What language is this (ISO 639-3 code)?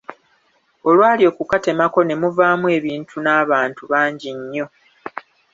lug